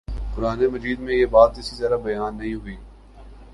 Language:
Urdu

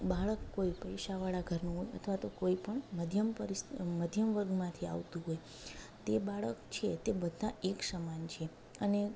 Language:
Gujarati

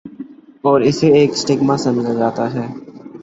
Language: Urdu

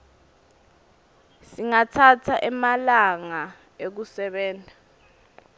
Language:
Swati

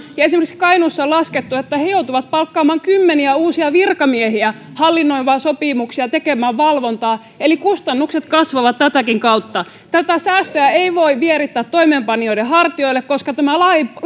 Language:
Finnish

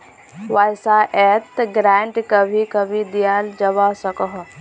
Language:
Magahi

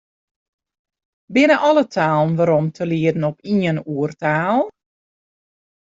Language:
Western Frisian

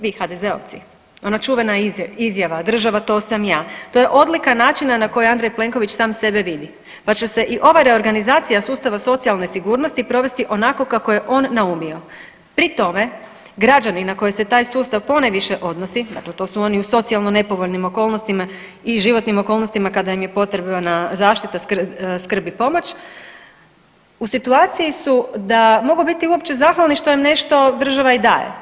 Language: Croatian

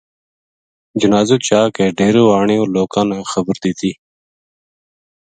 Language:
Gujari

